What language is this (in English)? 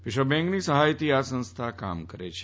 Gujarati